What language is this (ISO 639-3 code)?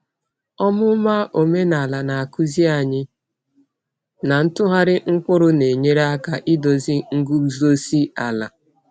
ibo